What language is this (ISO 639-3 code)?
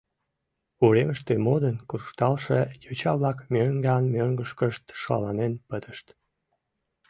chm